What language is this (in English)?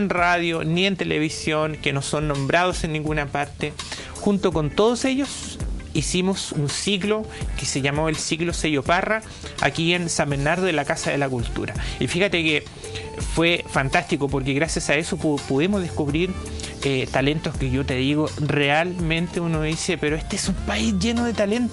Spanish